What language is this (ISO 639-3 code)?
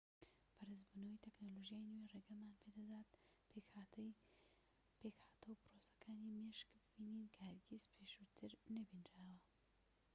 ckb